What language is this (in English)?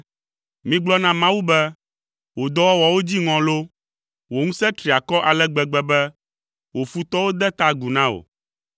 Ewe